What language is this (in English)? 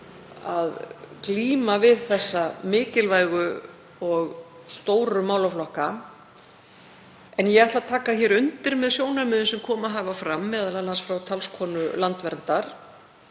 Icelandic